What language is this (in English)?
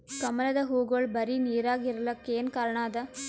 Kannada